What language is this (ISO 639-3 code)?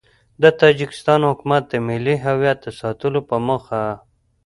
pus